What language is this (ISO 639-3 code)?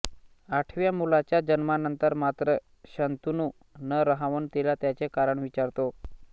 mar